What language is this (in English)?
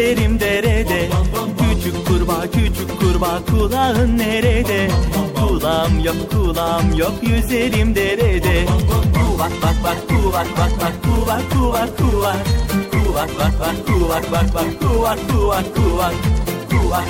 Turkish